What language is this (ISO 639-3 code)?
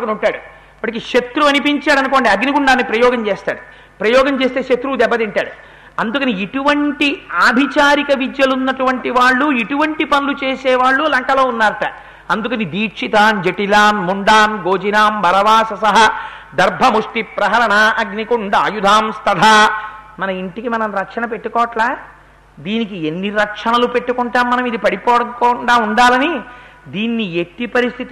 tel